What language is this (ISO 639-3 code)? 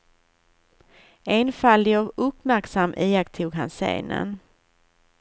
swe